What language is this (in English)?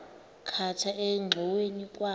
Xhosa